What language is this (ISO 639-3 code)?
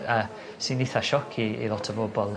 cym